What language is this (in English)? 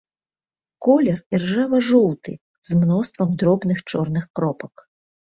Belarusian